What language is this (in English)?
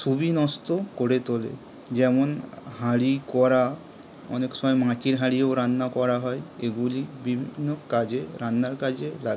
Bangla